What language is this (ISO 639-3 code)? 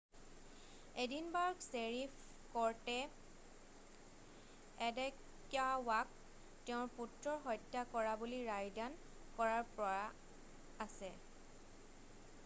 asm